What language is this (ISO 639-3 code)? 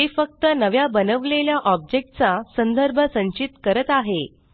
mar